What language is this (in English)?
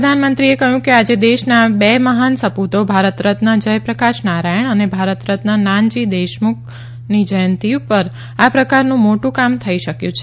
Gujarati